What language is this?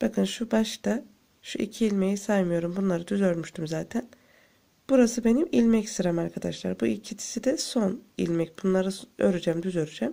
Turkish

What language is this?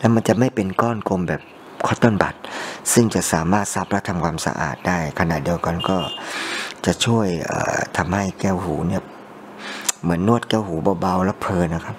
Thai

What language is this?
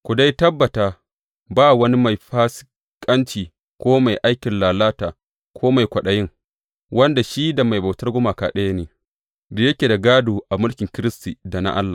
Hausa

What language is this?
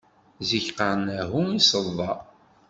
Kabyle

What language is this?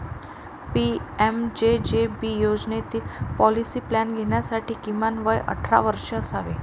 Marathi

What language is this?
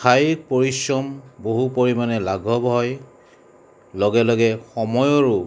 Assamese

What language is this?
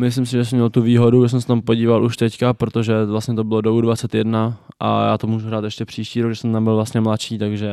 Czech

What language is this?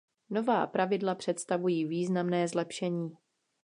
Czech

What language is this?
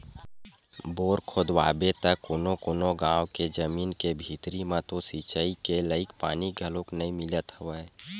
Chhattisgarhi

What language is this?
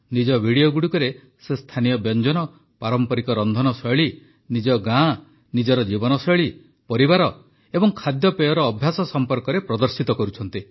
Odia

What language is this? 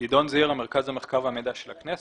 Hebrew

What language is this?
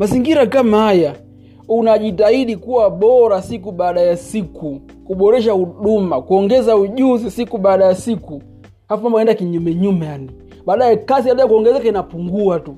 Swahili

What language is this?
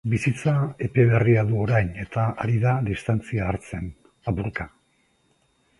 Basque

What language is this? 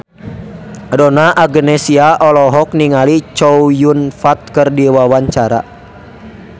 Sundanese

